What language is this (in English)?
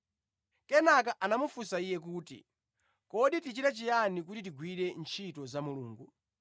Nyanja